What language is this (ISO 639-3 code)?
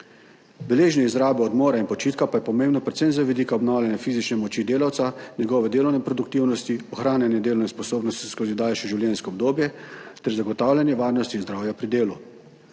slv